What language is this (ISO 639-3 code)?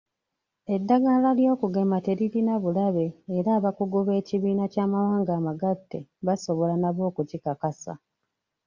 lug